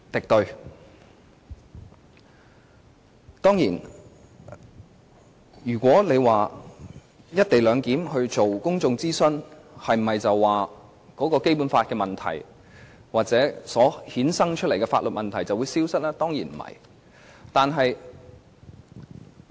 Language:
Cantonese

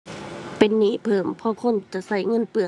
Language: Thai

